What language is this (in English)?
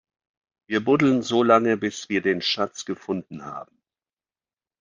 German